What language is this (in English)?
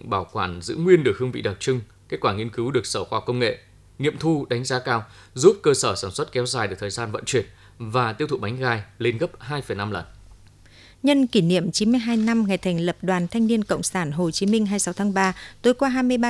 Vietnamese